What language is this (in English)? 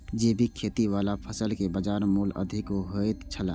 Maithili